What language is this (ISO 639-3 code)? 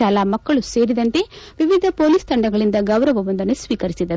kan